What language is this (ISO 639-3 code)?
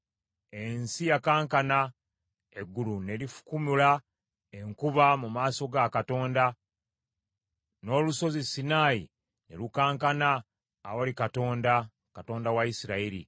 lug